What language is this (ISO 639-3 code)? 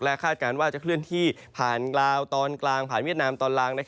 tha